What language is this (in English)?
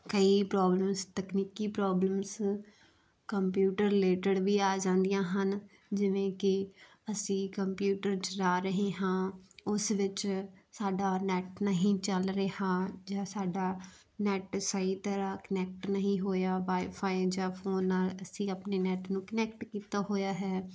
Punjabi